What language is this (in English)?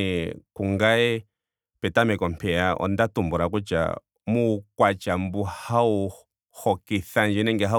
Ndonga